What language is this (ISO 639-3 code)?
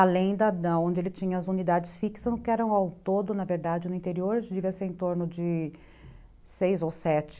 por